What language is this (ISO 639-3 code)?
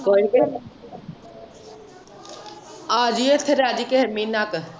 pan